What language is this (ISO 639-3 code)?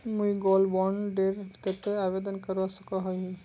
mag